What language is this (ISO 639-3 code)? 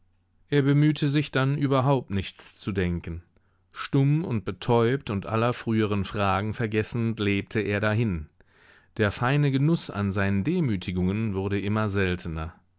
deu